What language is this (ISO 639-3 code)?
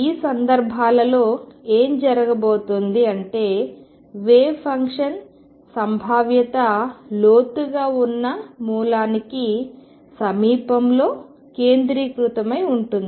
tel